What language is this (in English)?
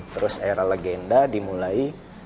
Indonesian